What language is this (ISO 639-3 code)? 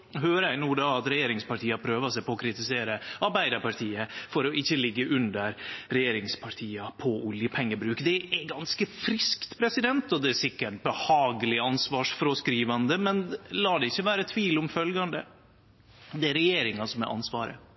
nno